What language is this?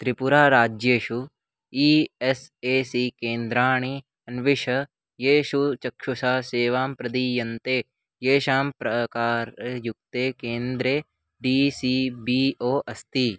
Sanskrit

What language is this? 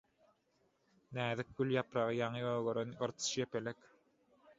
Turkmen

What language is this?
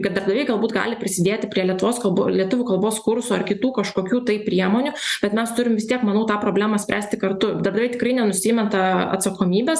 Lithuanian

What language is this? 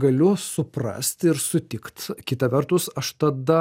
Lithuanian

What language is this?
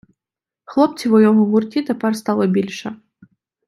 Ukrainian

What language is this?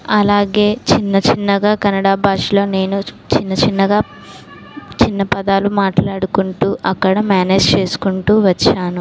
Telugu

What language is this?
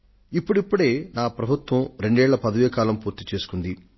Telugu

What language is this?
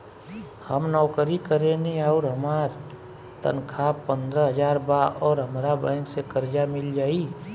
Bhojpuri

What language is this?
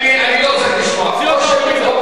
Hebrew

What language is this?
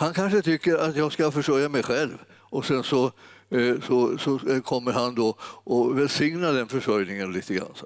Swedish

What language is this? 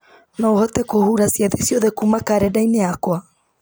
Kikuyu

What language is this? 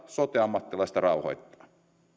Finnish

